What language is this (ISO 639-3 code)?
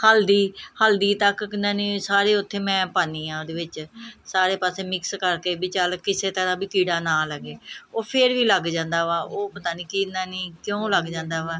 pan